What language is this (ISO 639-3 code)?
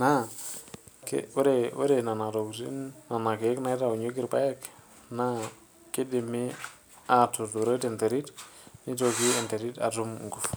mas